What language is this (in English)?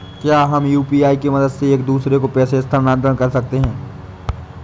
Hindi